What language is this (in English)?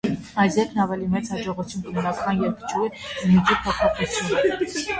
Armenian